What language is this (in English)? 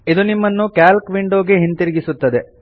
Kannada